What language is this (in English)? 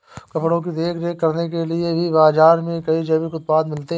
Hindi